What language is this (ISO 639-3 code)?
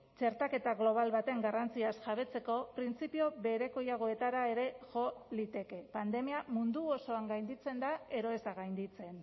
eus